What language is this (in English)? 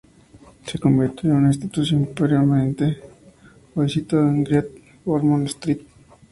Spanish